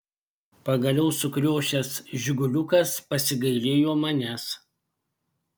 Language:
Lithuanian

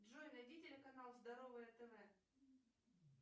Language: Russian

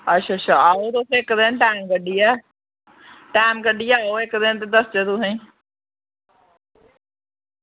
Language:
Dogri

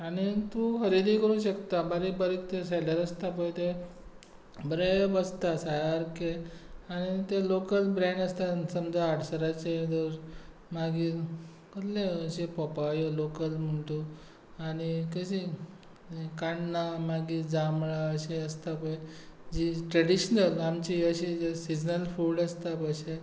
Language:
Konkani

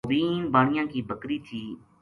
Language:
Gujari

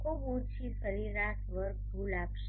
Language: Gujarati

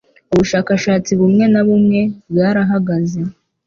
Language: Kinyarwanda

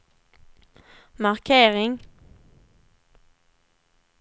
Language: Swedish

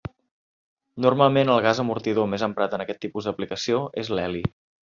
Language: Catalan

